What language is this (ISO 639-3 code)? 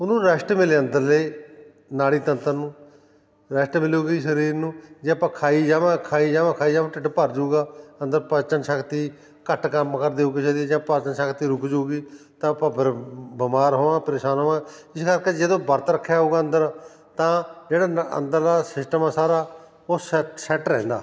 pan